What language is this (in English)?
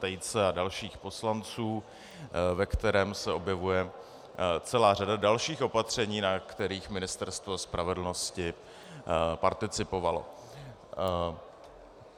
Czech